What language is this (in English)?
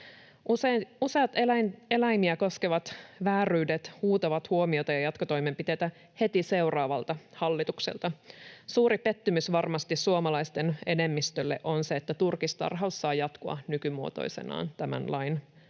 Finnish